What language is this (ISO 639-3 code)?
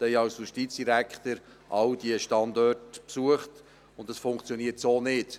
gsw